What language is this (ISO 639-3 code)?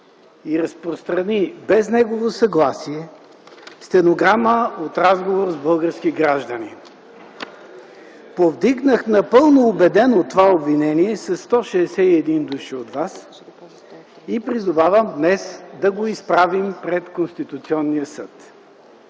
bul